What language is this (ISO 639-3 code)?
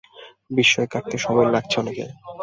ben